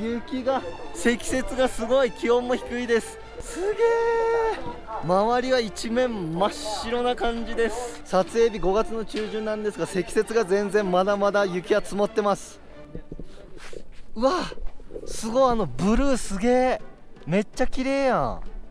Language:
Japanese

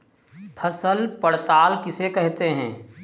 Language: Hindi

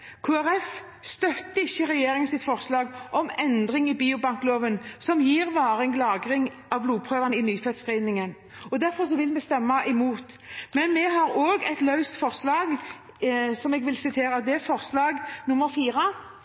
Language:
Norwegian Bokmål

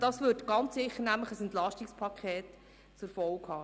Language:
Swiss German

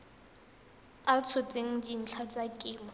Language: Tswana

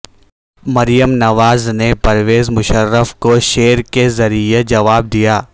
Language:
Urdu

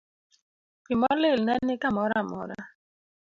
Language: Luo (Kenya and Tanzania)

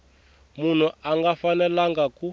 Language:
Tsonga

